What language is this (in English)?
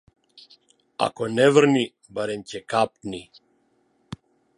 Macedonian